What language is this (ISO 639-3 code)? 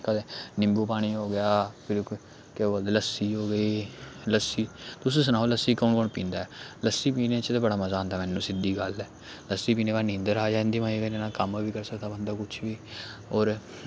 doi